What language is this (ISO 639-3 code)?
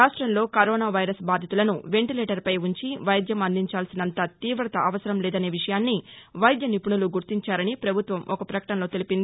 tel